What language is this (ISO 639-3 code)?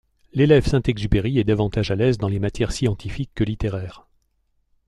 fra